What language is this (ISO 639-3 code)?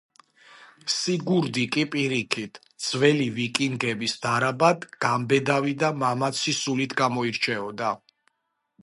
kat